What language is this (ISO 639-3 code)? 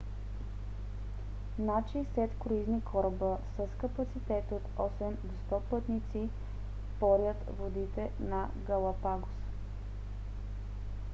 bul